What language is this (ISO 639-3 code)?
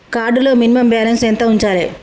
tel